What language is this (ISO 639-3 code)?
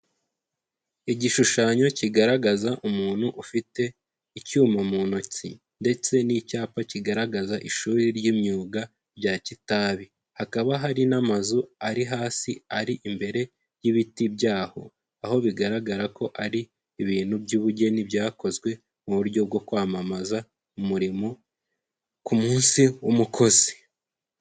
kin